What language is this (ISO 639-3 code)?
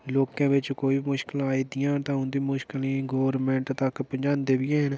doi